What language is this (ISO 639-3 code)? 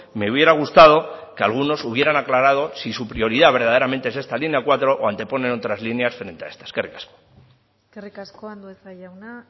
spa